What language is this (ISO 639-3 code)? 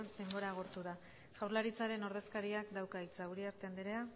eus